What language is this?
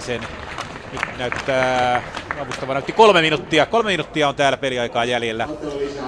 Finnish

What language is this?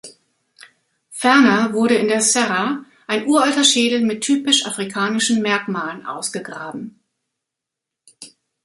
German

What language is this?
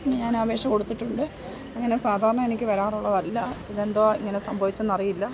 Malayalam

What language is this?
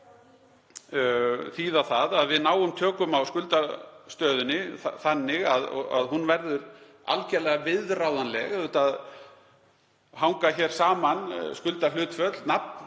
Icelandic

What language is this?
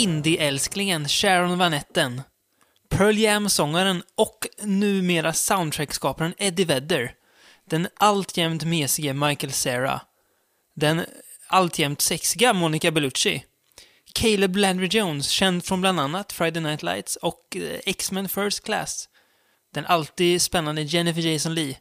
Swedish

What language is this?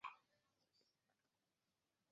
Chinese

